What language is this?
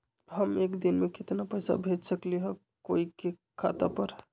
Magahi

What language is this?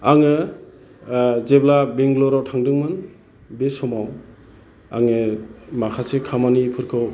Bodo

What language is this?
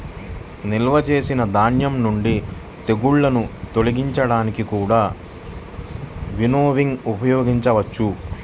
Telugu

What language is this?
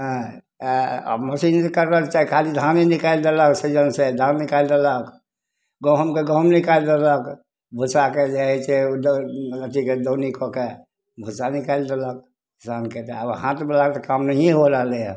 Maithili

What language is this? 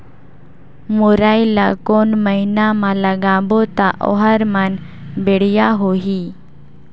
Chhattisgarhi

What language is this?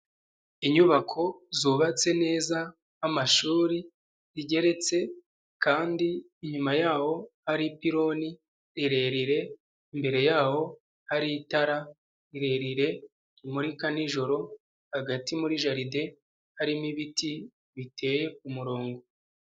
Kinyarwanda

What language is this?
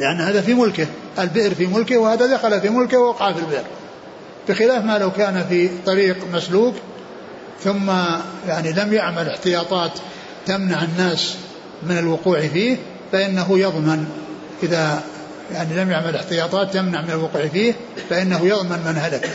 Arabic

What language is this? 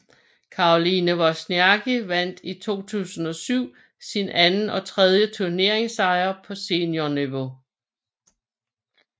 Danish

